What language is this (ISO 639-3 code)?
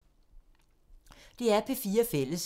dan